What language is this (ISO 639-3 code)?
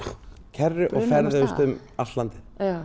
isl